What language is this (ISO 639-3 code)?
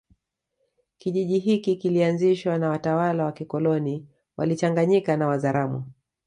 swa